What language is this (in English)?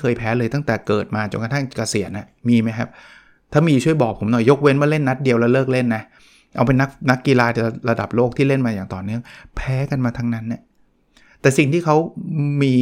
Thai